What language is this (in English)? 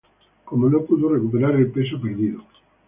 Spanish